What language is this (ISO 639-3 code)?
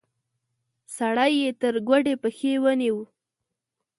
pus